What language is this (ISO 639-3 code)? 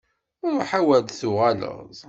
kab